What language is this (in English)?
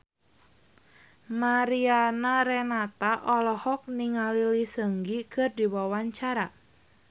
Sundanese